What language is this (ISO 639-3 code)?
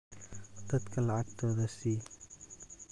som